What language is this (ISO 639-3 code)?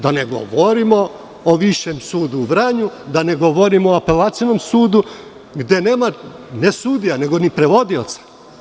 srp